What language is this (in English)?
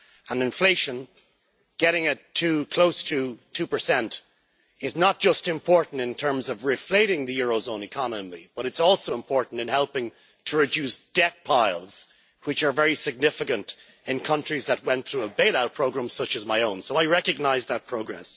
English